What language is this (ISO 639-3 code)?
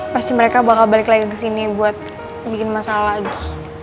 ind